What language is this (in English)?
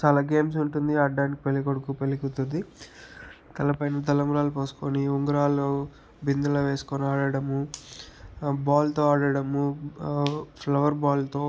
Telugu